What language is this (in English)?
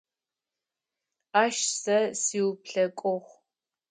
Adyghe